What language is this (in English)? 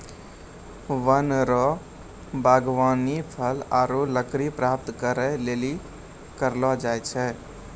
Maithili